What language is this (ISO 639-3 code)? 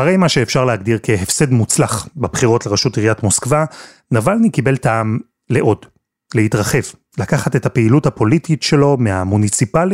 heb